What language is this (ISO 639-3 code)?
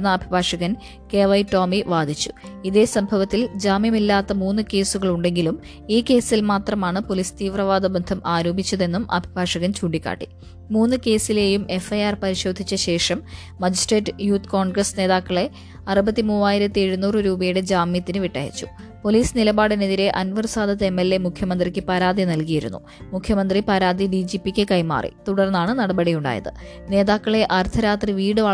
mal